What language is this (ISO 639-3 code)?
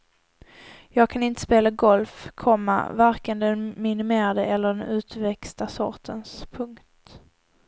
swe